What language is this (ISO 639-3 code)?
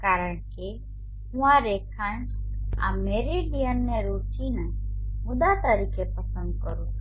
guj